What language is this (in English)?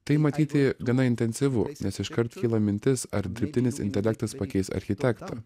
Lithuanian